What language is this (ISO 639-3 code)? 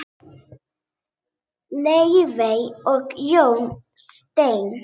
isl